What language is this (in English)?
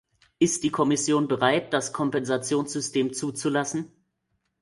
German